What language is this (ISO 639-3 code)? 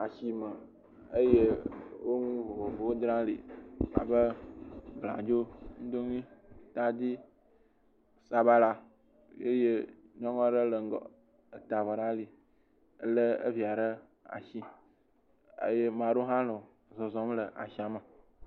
ewe